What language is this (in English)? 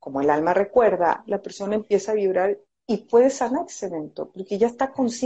Spanish